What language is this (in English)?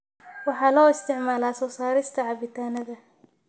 Somali